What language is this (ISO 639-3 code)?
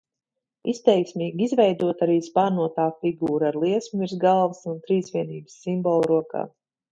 lav